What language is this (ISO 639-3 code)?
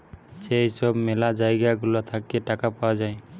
ben